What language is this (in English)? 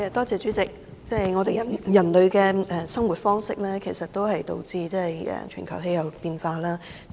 Cantonese